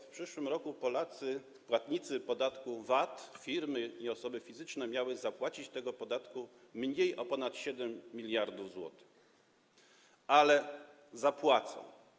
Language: Polish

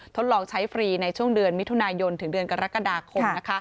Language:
Thai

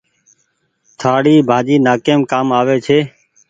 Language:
Goaria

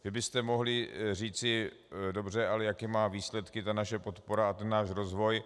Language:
Czech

